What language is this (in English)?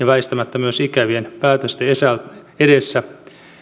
Finnish